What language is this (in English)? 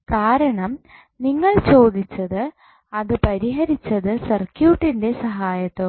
Malayalam